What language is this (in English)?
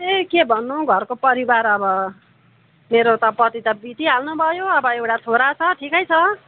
Nepali